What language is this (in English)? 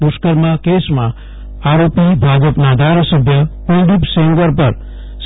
Gujarati